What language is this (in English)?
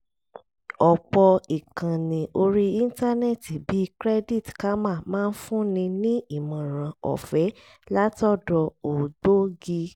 Yoruba